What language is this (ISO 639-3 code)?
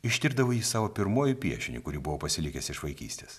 lit